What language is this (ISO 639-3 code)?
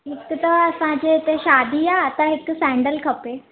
snd